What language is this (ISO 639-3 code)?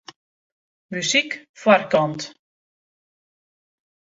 fry